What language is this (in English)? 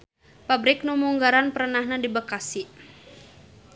Sundanese